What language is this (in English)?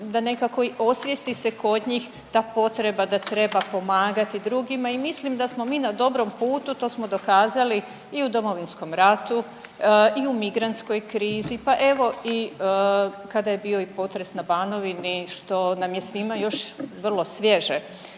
Croatian